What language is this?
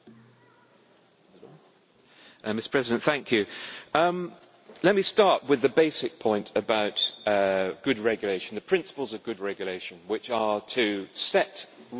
English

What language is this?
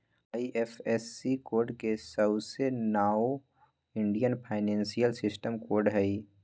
Magahi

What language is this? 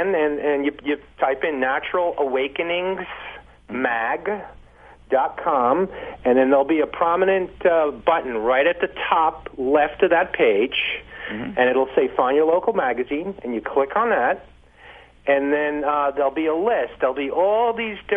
English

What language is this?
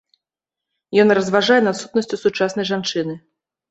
Belarusian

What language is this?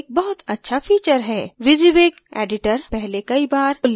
Hindi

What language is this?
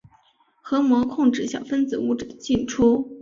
Chinese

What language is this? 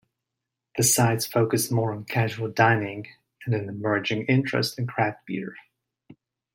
English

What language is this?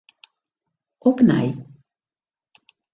Western Frisian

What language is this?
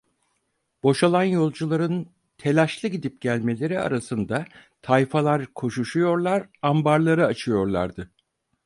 Turkish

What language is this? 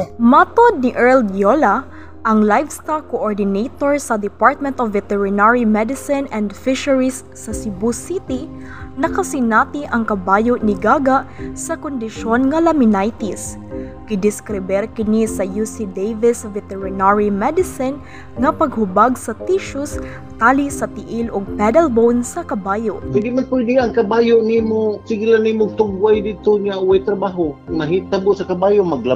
Filipino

